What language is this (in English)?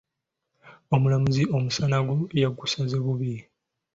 Ganda